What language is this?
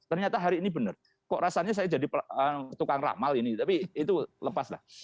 Indonesian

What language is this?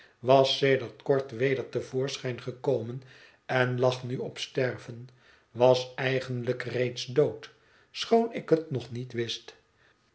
Dutch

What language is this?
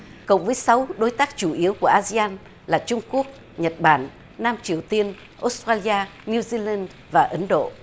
Vietnamese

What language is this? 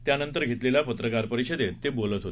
Marathi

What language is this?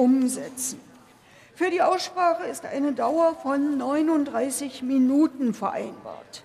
German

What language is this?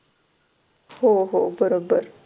Marathi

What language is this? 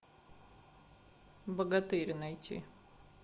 Russian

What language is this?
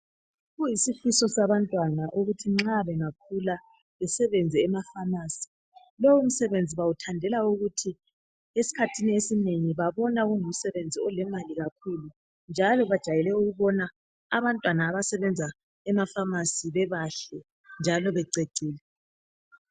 North Ndebele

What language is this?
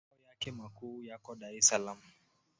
Swahili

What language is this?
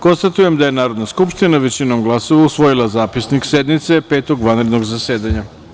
Serbian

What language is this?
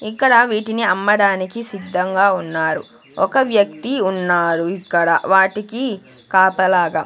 Telugu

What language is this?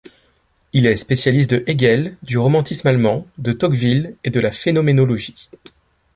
French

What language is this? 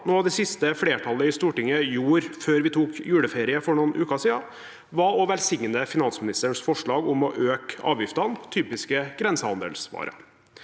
Norwegian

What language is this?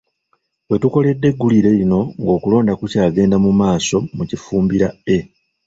Ganda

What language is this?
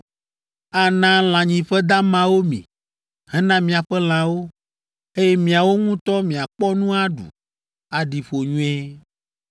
Ewe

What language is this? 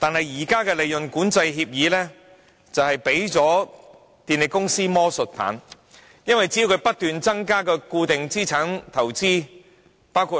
Cantonese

